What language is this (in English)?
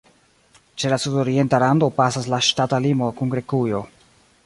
Esperanto